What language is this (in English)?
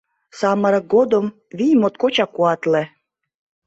Mari